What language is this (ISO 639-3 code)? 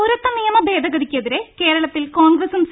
mal